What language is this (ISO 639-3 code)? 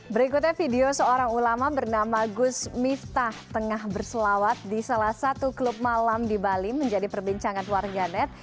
ind